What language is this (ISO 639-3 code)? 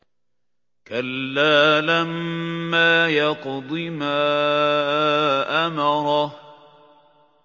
ara